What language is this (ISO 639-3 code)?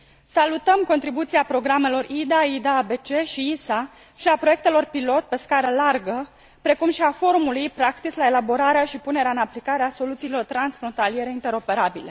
ron